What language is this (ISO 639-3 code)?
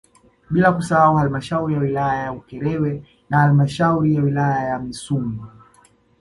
swa